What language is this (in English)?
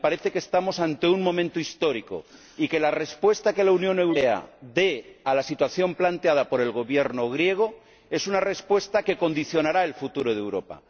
Spanish